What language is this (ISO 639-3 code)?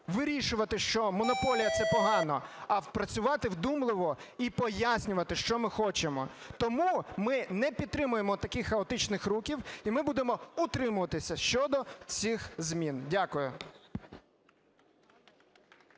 ukr